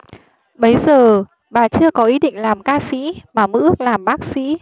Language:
Vietnamese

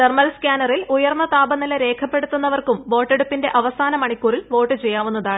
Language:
Malayalam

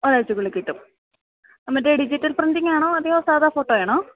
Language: Malayalam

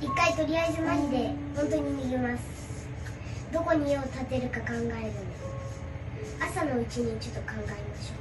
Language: Japanese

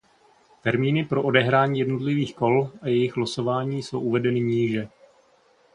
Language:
Czech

